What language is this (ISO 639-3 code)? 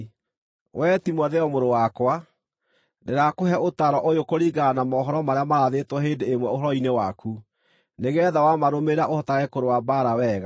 kik